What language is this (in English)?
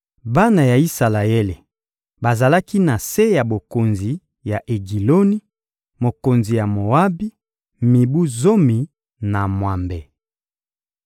Lingala